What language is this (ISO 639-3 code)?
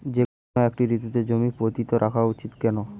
ben